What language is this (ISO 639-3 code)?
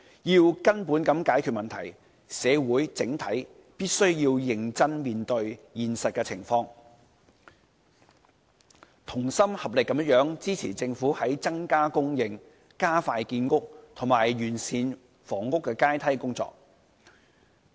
yue